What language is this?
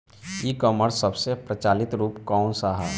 Bhojpuri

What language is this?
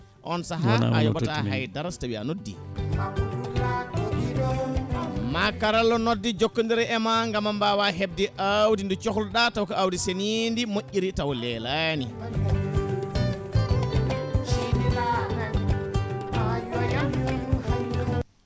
Fula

